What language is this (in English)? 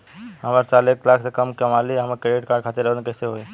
Bhojpuri